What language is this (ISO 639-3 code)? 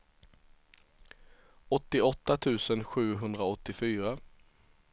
swe